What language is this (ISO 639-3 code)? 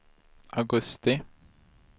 swe